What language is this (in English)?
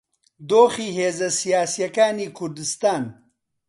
Central Kurdish